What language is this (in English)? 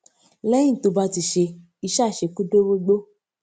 Yoruba